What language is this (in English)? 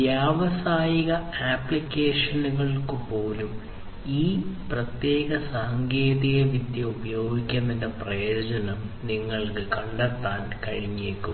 Malayalam